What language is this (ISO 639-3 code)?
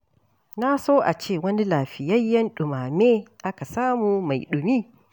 hau